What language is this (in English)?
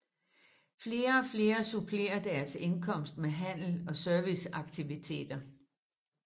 Danish